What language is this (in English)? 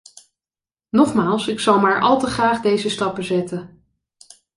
Dutch